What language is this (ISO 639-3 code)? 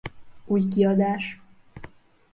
hun